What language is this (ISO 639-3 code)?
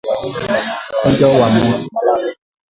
swa